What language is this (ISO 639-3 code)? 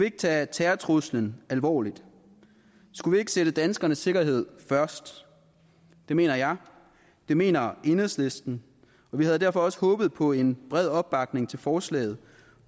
dan